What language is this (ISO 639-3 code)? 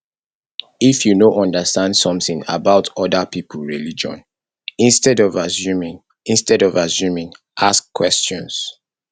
pcm